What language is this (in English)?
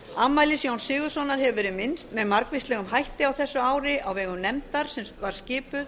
Icelandic